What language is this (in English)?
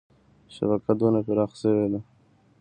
Pashto